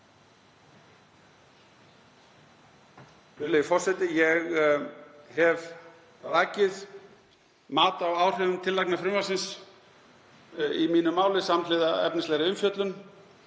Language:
Icelandic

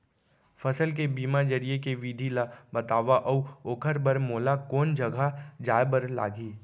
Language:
Chhattisgarhi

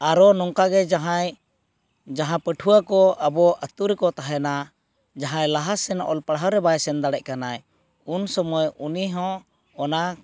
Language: Santali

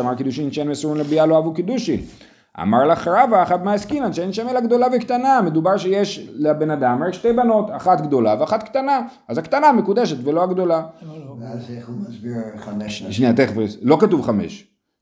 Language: Hebrew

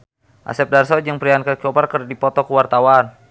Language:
Sundanese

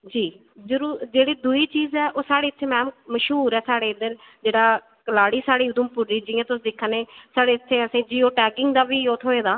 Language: Dogri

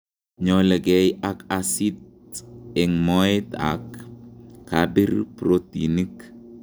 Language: Kalenjin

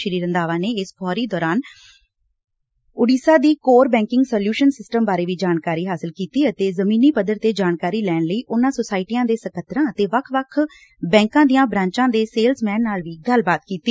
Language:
Punjabi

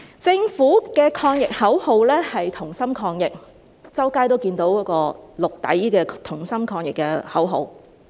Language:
Cantonese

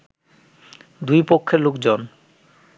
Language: Bangla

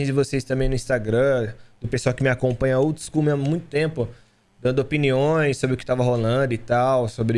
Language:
Portuguese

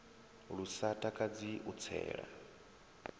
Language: Venda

